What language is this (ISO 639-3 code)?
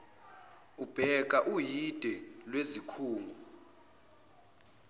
zul